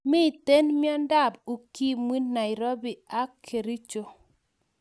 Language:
Kalenjin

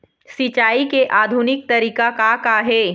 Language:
Chhattisgarhi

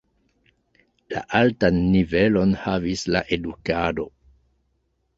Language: Esperanto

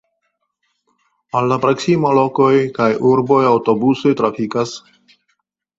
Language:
Esperanto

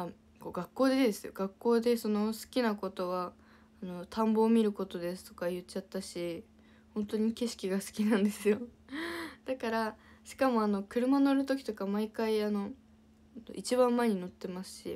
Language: Japanese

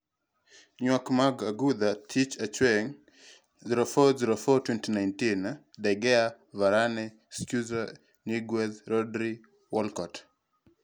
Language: Luo (Kenya and Tanzania)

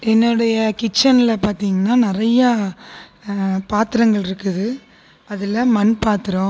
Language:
Tamil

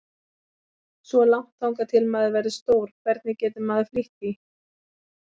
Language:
Icelandic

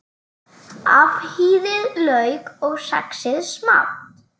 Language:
Icelandic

